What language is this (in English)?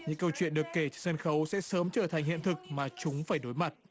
Vietnamese